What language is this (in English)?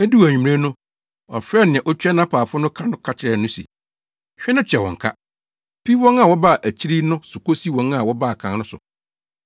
Akan